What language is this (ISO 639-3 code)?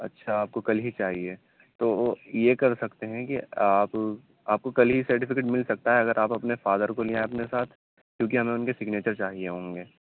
urd